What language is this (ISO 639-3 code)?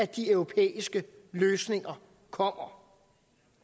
dan